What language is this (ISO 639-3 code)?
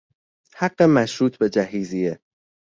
fas